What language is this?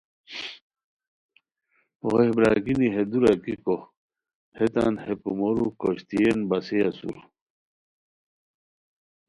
Khowar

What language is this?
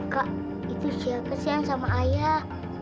Indonesian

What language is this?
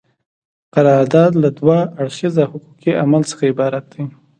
Pashto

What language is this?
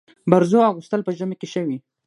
Pashto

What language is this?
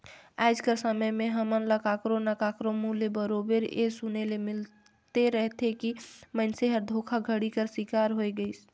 Chhattisgarhi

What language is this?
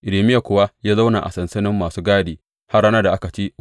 Hausa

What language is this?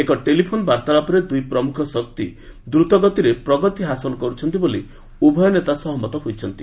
Odia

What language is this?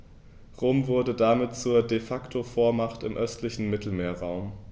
German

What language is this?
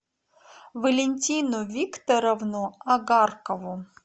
Russian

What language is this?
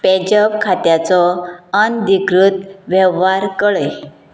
Konkani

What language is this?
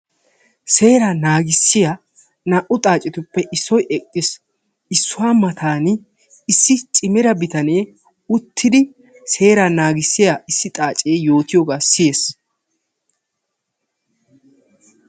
Wolaytta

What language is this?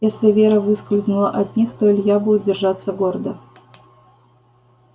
Russian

